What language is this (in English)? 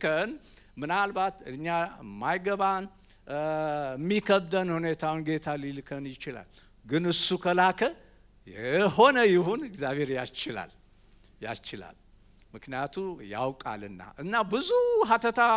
Arabic